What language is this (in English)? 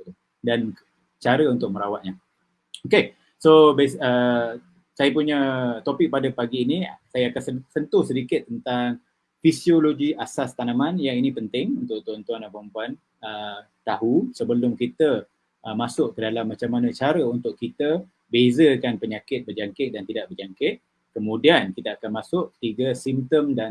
Malay